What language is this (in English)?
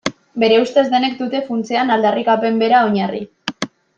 Basque